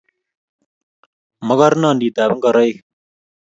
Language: Kalenjin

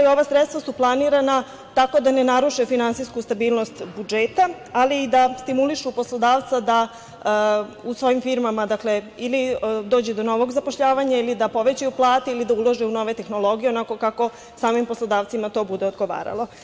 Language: Serbian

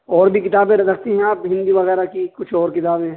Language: Urdu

